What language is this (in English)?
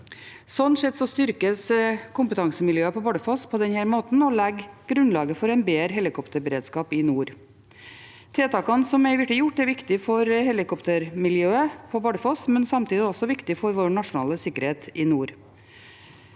Norwegian